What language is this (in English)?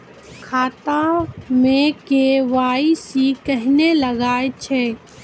Maithili